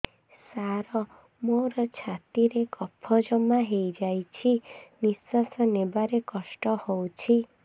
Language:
Odia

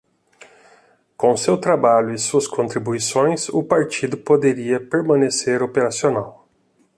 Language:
Portuguese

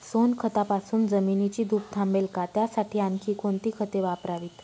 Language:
Marathi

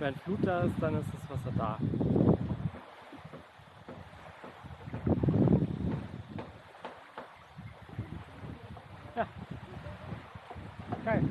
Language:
German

